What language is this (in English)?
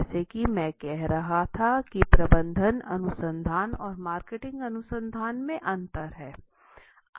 Hindi